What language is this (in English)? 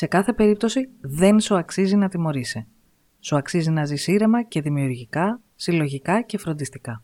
Greek